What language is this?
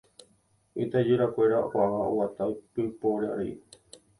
Guarani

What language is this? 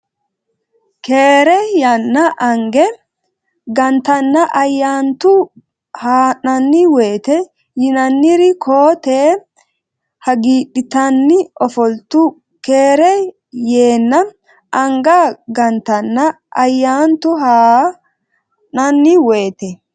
Sidamo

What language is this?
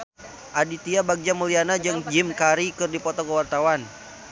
Sundanese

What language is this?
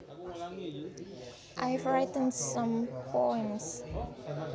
Javanese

